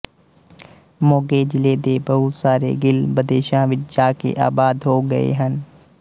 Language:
Punjabi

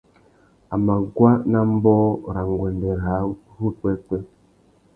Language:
Tuki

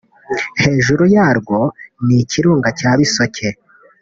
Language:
Kinyarwanda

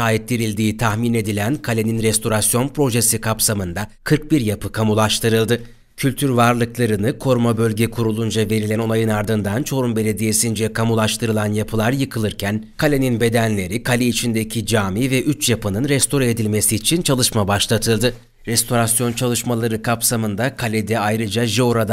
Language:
Turkish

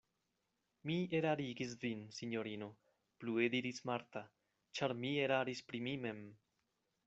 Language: Esperanto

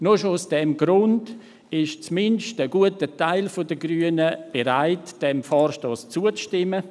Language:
Swiss German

